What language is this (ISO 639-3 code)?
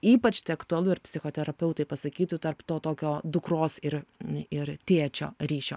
lit